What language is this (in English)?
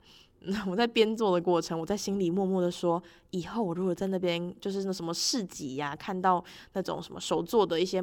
Chinese